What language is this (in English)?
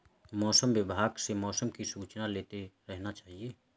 Hindi